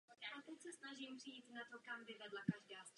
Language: Czech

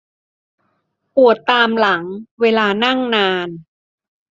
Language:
Thai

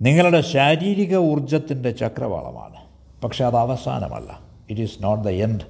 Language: Malayalam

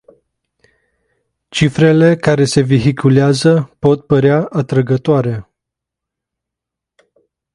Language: Romanian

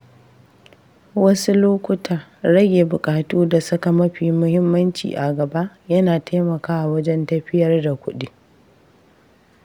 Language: Hausa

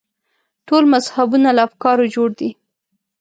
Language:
Pashto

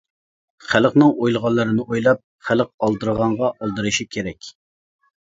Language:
Uyghur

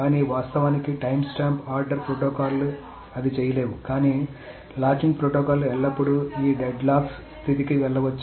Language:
Telugu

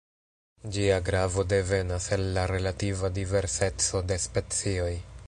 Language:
Esperanto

